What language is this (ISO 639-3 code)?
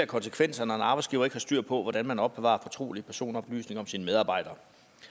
dan